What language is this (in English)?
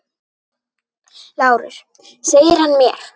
Icelandic